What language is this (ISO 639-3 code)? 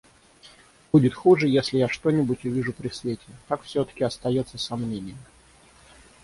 rus